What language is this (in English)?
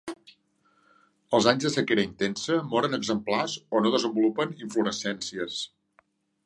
Catalan